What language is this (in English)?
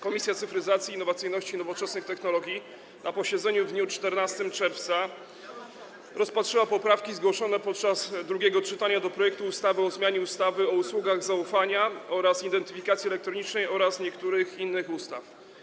Polish